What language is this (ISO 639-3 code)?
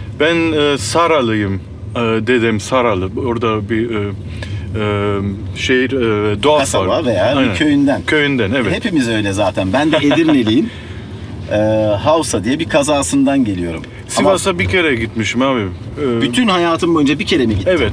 tur